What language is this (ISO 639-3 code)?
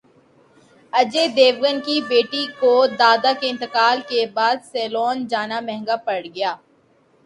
urd